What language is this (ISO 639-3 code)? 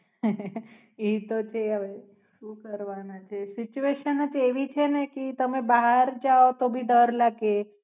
guj